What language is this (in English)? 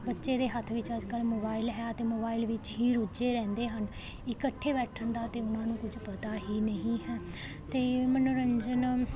Punjabi